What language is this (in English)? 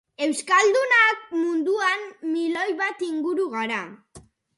Basque